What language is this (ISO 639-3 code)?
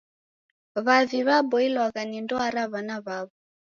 dav